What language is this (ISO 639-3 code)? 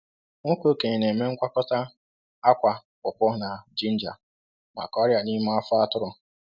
ibo